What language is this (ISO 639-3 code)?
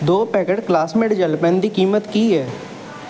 pan